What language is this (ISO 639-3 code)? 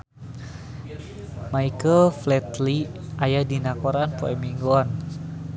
sun